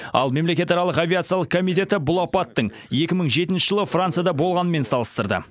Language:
Kazakh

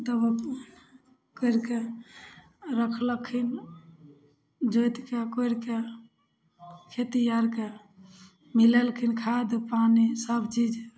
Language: Maithili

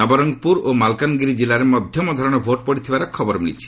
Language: Odia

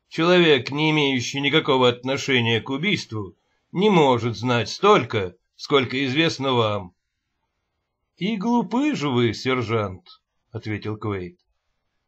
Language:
Russian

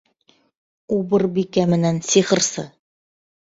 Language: Bashkir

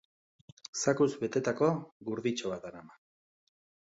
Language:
Basque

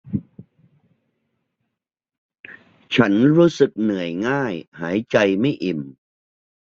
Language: Thai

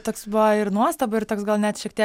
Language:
Lithuanian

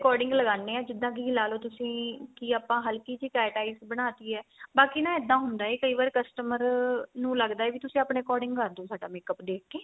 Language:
Punjabi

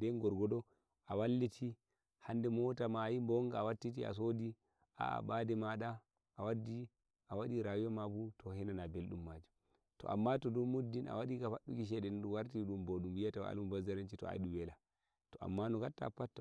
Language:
Nigerian Fulfulde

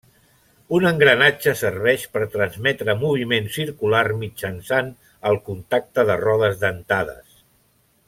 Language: Catalan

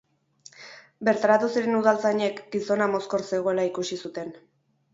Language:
Basque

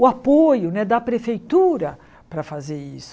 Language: Portuguese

